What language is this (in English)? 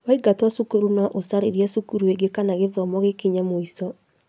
Kikuyu